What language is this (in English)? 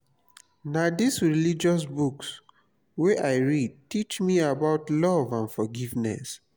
Nigerian Pidgin